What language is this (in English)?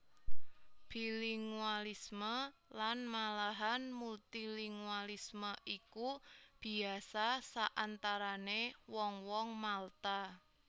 Javanese